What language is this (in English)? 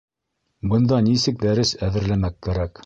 Bashkir